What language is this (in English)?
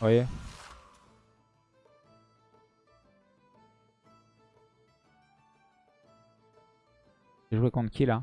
French